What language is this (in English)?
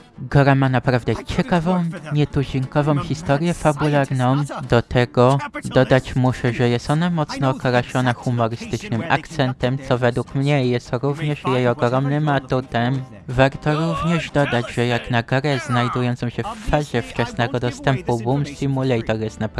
Polish